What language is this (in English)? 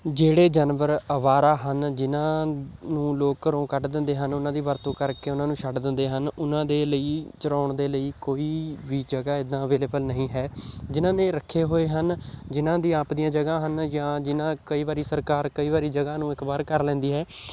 Punjabi